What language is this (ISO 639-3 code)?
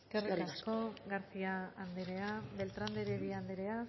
eus